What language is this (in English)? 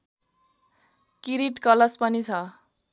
Nepali